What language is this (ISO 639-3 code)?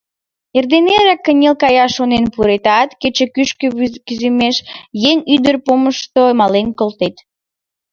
chm